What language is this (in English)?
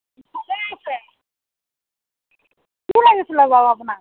Assamese